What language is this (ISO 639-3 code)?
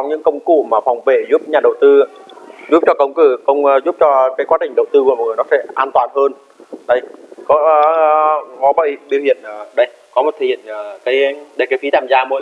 vie